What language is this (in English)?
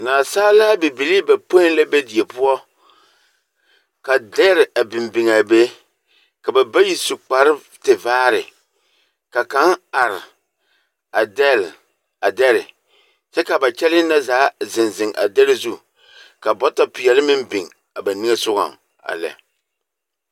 Southern Dagaare